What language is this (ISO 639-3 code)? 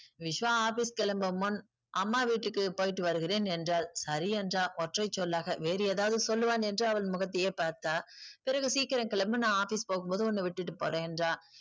tam